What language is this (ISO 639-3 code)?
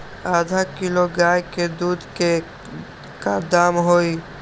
mag